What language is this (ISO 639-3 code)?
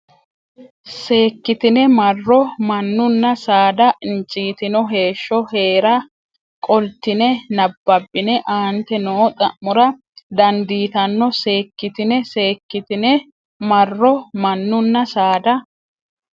sid